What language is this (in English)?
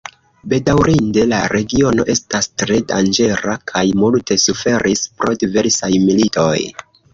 Esperanto